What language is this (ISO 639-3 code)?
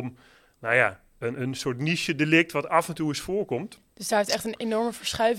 nld